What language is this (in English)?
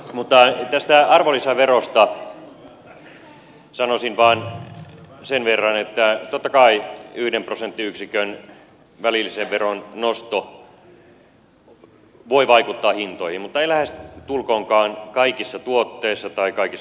Finnish